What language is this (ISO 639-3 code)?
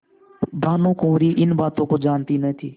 hin